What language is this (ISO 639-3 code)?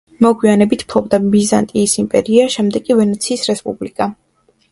kat